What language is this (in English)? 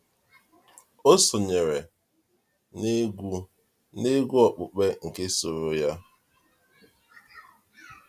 Igbo